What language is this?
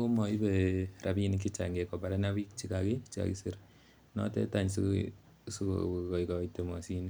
Kalenjin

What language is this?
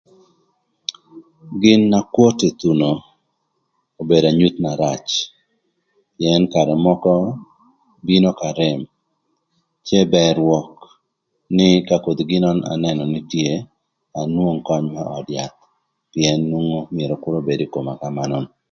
Thur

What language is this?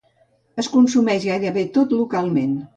Catalan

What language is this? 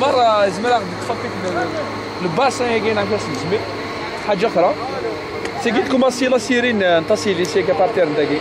Arabic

